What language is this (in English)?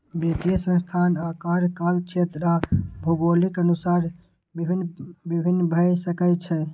Maithili